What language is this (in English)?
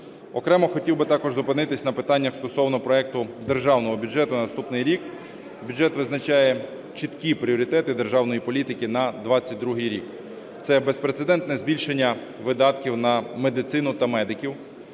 Ukrainian